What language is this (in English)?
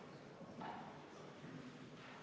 Estonian